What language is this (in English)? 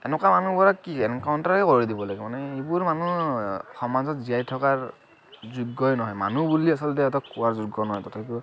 Assamese